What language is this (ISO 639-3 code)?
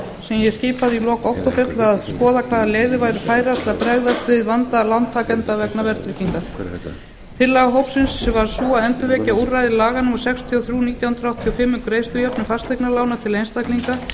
isl